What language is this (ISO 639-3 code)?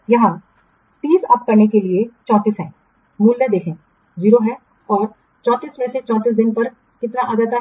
hin